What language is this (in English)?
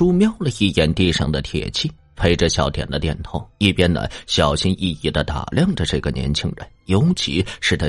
Chinese